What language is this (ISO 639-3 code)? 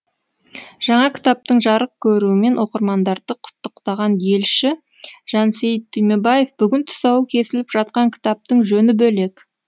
kaz